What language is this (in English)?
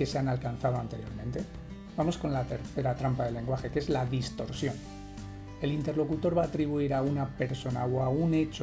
Spanish